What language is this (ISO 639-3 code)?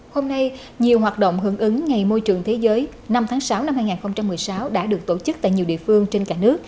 vie